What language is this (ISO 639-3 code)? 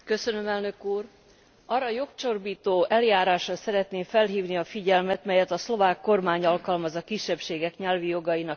hun